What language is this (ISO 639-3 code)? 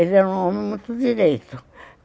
por